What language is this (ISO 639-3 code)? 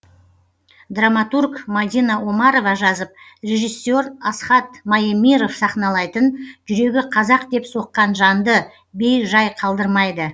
kaz